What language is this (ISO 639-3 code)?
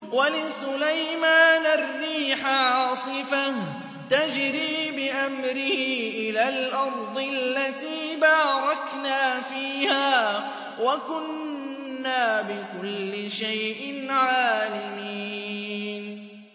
ara